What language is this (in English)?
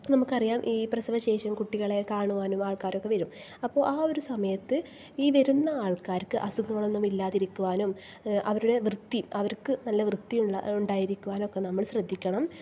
Malayalam